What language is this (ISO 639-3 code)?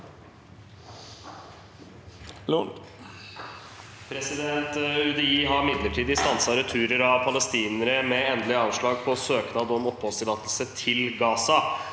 nor